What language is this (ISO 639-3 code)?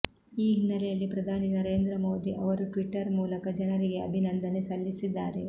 kan